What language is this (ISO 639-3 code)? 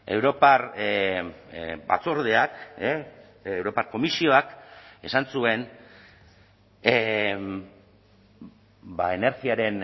eus